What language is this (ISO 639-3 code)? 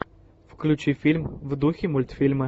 rus